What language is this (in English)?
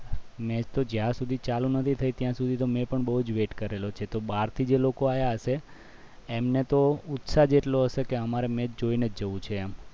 Gujarati